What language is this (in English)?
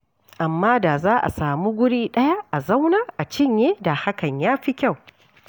Hausa